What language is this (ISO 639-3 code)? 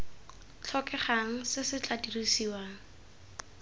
tsn